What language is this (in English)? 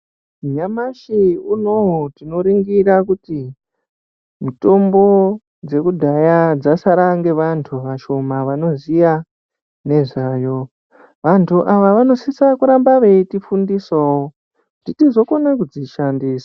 Ndau